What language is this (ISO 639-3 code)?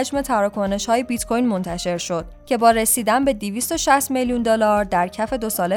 fas